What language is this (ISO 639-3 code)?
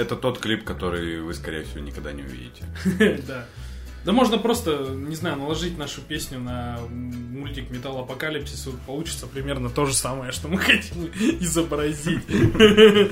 rus